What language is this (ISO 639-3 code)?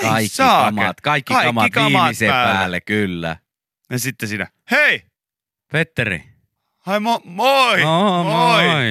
fin